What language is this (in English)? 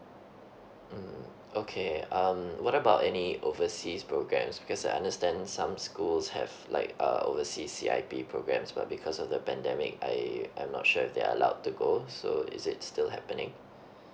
English